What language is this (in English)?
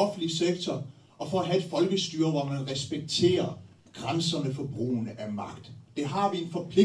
Danish